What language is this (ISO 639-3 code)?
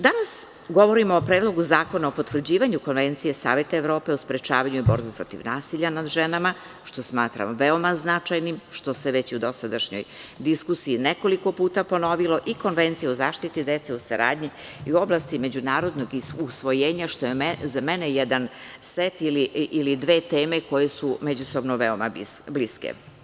srp